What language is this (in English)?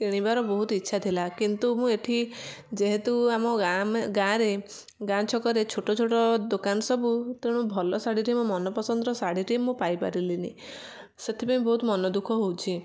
Odia